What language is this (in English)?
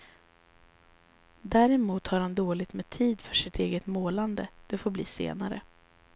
Swedish